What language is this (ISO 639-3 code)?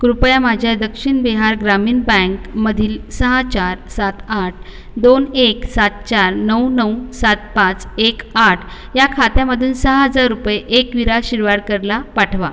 mar